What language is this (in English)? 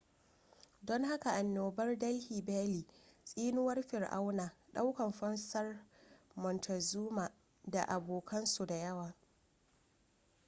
Hausa